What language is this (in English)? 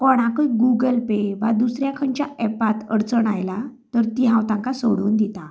Konkani